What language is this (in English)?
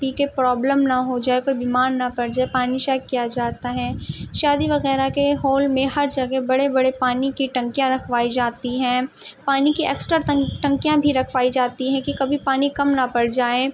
Urdu